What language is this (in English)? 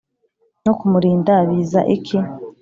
Kinyarwanda